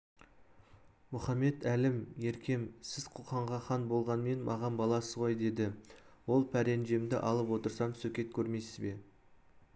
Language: Kazakh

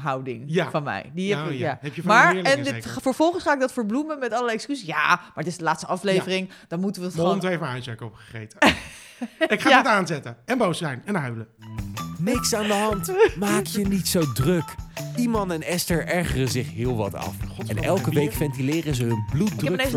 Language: Dutch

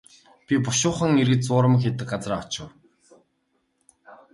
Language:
Mongolian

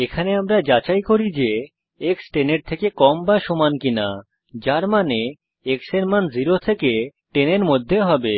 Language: Bangla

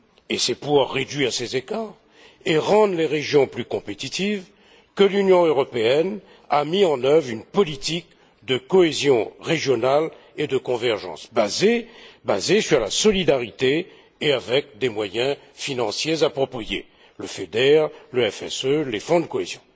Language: French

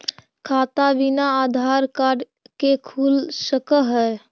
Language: Magahi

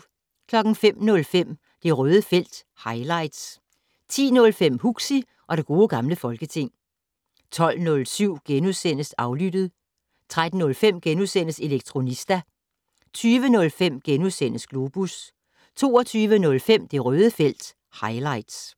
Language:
Danish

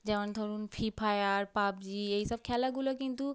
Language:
Bangla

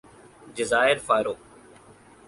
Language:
Urdu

